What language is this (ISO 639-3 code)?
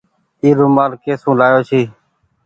gig